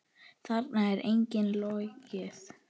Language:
Icelandic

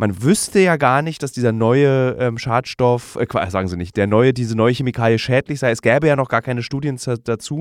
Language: German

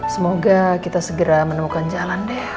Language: Indonesian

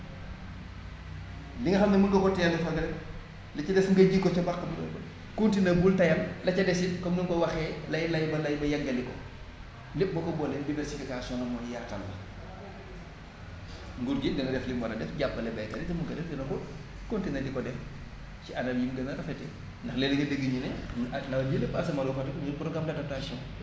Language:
Wolof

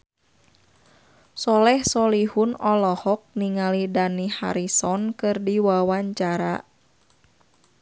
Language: Sundanese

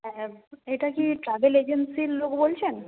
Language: Bangla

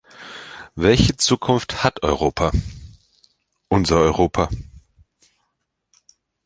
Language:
German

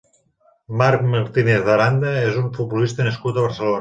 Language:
Catalan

